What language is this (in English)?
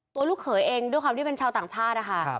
Thai